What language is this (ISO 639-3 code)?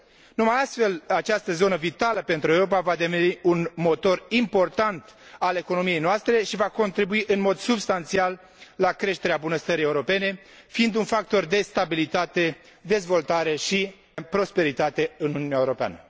ron